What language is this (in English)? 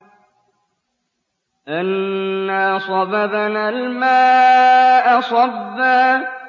Arabic